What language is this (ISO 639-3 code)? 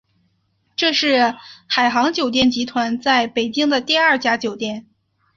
zho